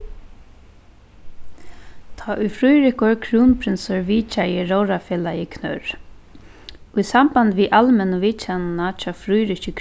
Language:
Faroese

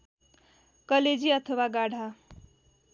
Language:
Nepali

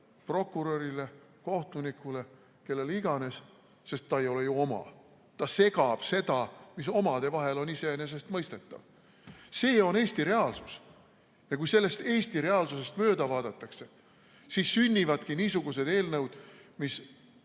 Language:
Estonian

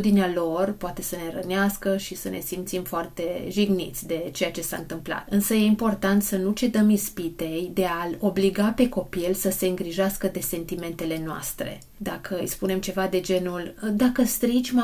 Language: Romanian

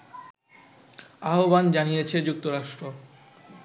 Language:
Bangla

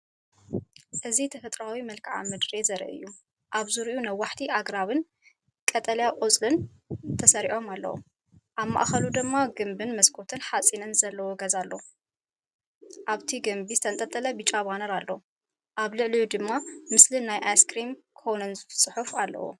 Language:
Tigrinya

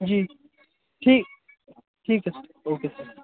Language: Hindi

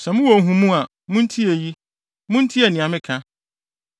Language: Akan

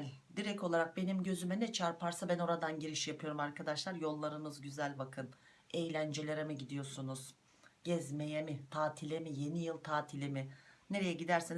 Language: Turkish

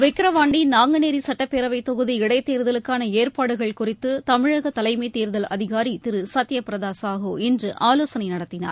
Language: Tamil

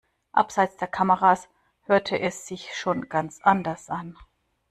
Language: German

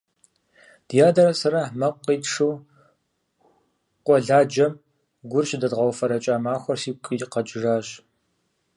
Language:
Kabardian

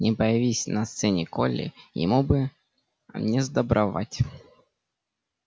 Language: Russian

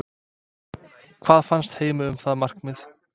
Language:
Icelandic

